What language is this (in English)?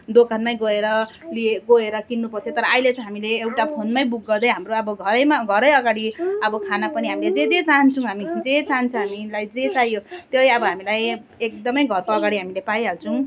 Nepali